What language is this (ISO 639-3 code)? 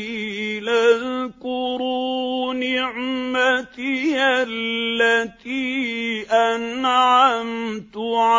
ara